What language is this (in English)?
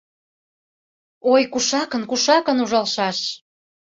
Mari